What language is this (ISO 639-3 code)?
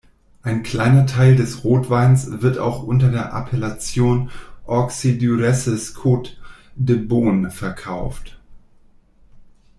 deu